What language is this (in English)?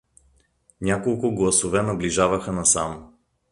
Bulgarian